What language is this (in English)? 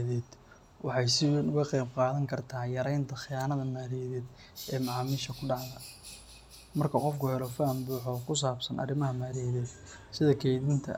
Somali